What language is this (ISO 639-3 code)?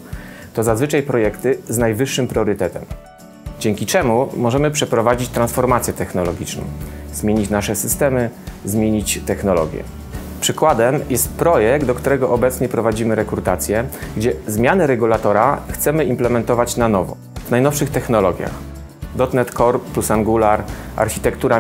pol